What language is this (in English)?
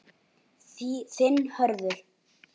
Icelandic